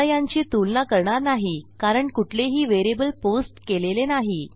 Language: Marathi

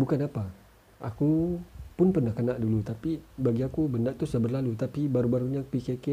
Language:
Malay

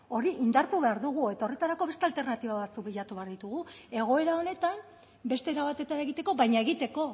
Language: Basque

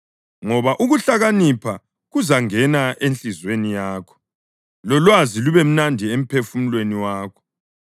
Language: North Ndebele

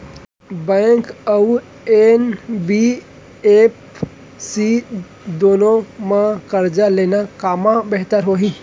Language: Chhattisgarhi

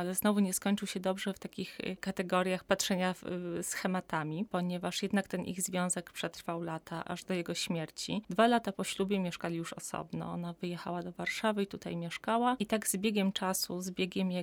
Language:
Polish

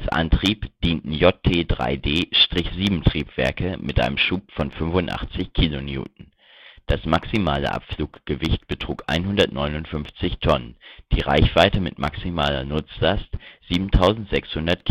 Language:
German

